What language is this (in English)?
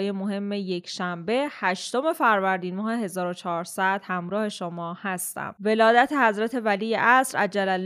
Persian